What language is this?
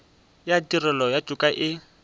Northern Sotho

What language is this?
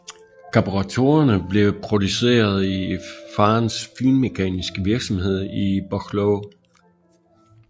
Danish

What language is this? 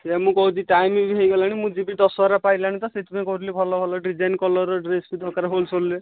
Odia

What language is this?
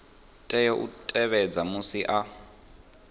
Venda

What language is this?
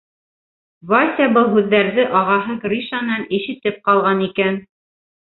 Bashkir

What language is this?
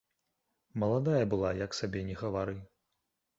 Belarusian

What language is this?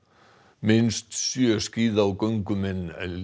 Icelandic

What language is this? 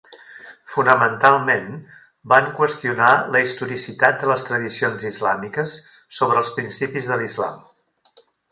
Catalan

